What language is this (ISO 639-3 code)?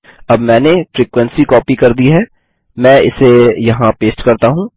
hin